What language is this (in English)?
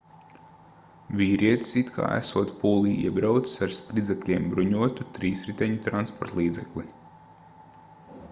Latvian